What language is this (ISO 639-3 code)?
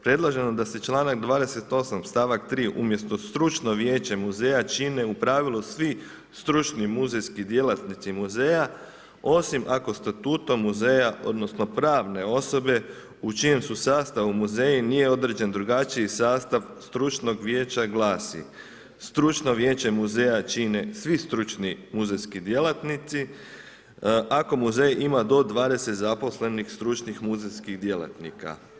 hrv